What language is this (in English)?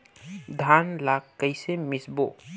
Chhattisgarhi